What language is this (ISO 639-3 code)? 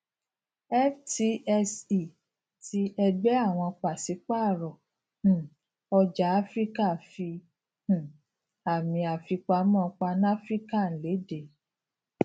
yor